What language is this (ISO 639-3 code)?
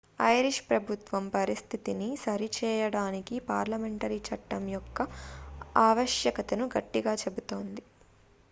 tel